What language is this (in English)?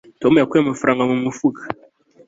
Kinyarwanda